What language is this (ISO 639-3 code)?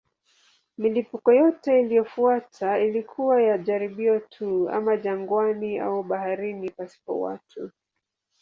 swa